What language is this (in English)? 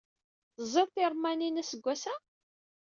Kabyle